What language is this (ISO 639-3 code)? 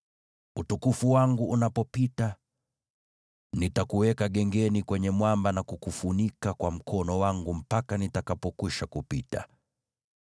swa